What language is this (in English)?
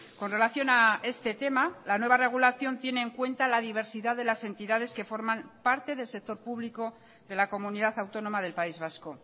Spanish